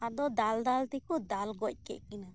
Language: Santali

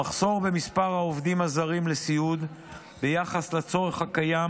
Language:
Hebrew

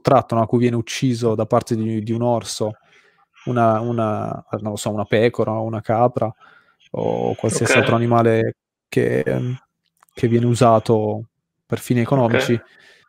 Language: Italian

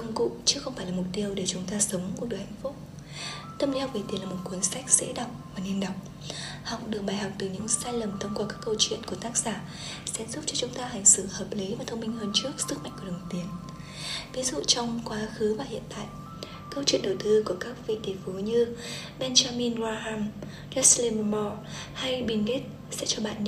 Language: Vietnamese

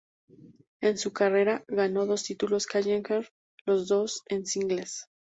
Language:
Spanish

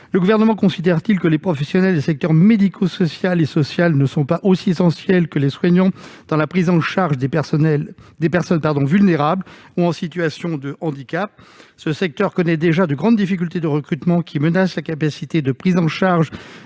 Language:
French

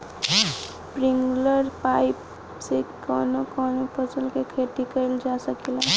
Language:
Bhojpuri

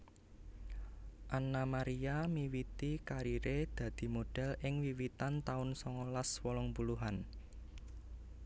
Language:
Javanese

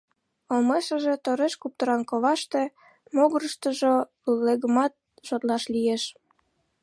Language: Mari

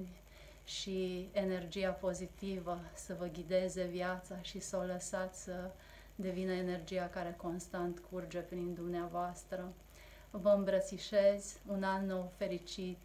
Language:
Romanian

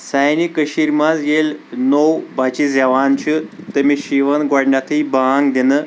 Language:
Kashmiri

